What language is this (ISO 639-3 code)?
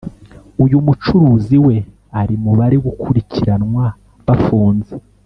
kin